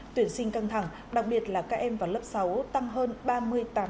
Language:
Vietnamese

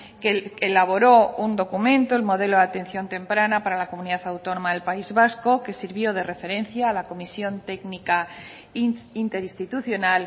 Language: Spanish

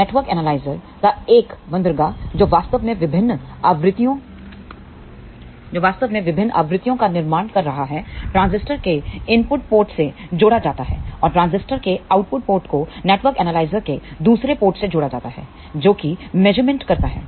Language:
Hindi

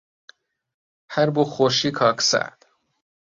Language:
Central Kurdish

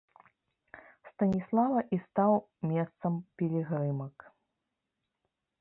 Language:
Belarusian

